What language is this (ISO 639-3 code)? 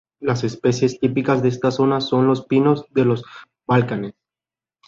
spa